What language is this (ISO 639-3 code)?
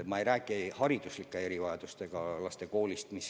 est